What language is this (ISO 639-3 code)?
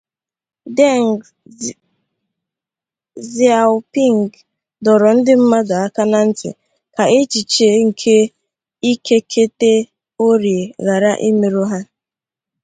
ibo